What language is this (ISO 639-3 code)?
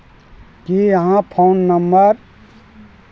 mai